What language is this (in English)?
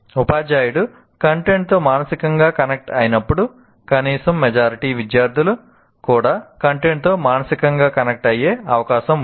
Telugu